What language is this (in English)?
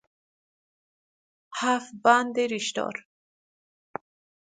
Persian